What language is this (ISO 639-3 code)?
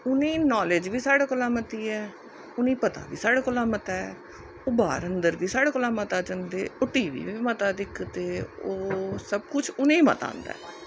doi